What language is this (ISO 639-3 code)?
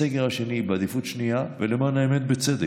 heb